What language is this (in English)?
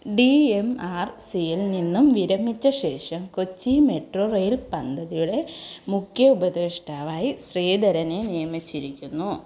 Malayalam